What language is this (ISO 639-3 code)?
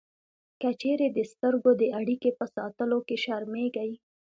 pus